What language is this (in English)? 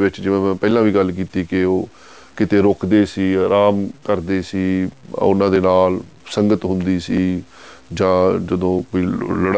Punjabi